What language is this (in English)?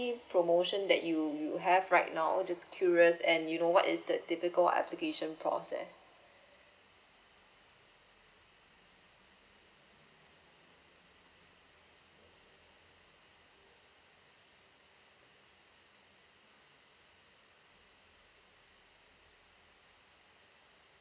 English